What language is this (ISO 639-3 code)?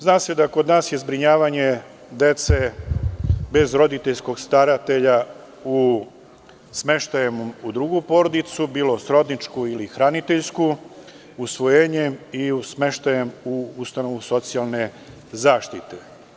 srp